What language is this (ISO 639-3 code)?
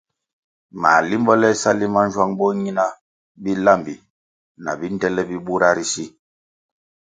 nmg